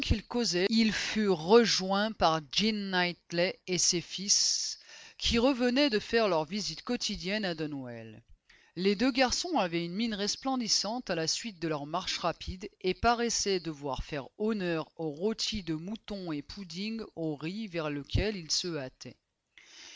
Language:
French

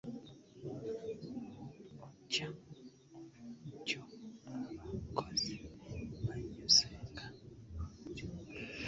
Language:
Ganda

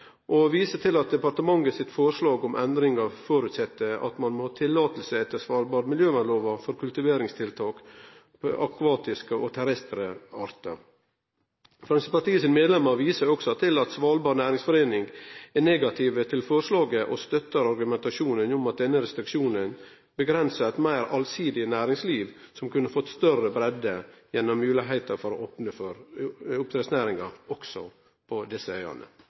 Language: Norwegian Nynorsk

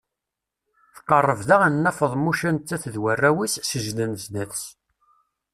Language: Kabyle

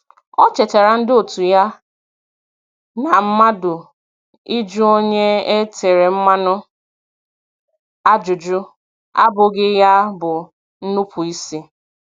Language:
Igbo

